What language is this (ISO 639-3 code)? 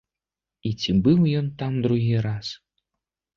bel